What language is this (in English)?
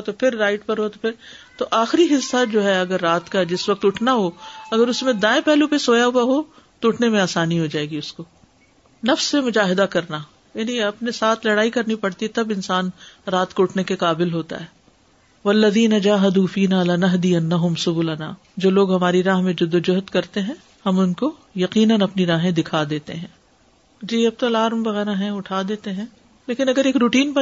Urdu